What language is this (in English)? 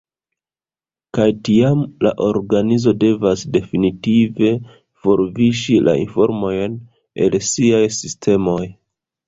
Esperanto